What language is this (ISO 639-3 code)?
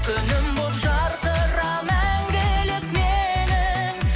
kaz